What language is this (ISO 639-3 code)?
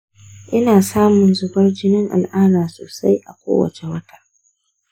hau